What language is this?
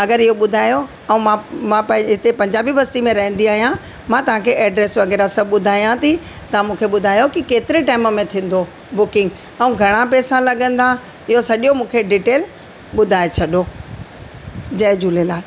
Sindhi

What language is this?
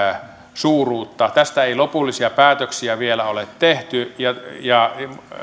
Finnish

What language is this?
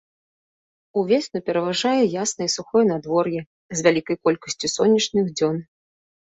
Belarusian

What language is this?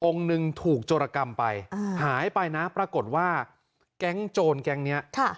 Thai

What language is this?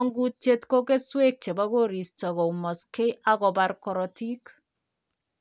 Kalenjin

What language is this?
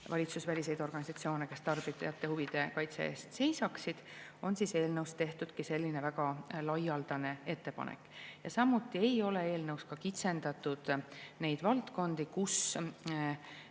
Estonian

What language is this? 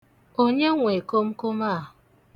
Igbo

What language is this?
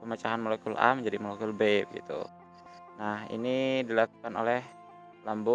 Indonesian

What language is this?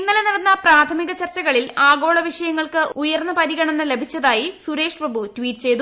Malayalam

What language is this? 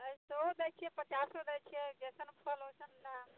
Maithili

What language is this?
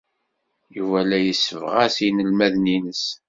Kabyle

